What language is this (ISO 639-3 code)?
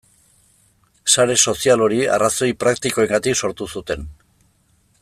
eus